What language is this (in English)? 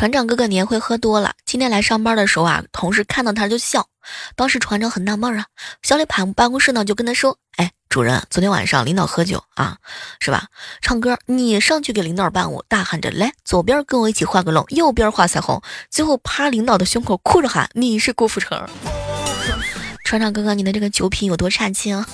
Chinese